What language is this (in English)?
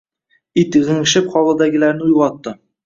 Uzbek